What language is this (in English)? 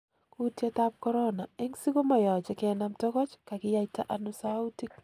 Kalenjin